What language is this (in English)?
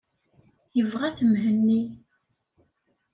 Kabyle